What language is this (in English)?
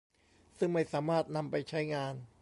Thai